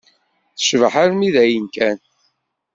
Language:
Kabyle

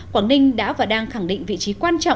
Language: Vietnamese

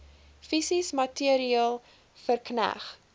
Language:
Afrikaans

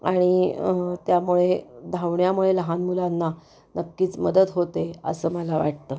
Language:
Marathi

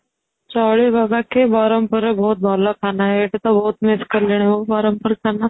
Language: Odia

